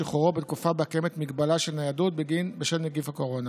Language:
Hebrew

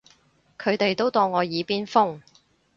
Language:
Cantonese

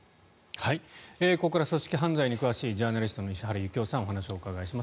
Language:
Japanese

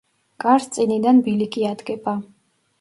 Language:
Georgian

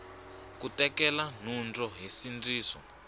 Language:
Tsonga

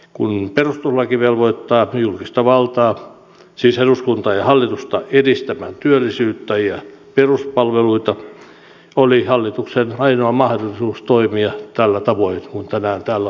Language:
Finnish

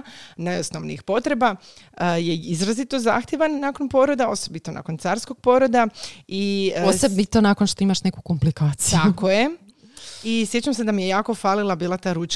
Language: Croatian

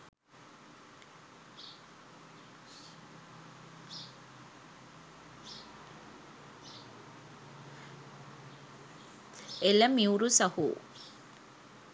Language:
Sinhala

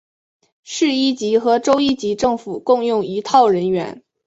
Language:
Chinese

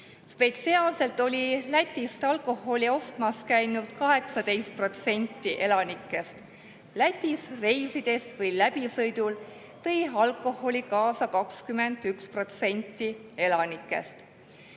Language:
Estonian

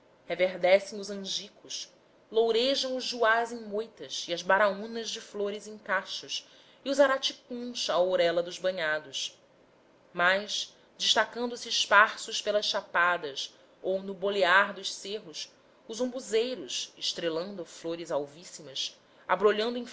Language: Portuguese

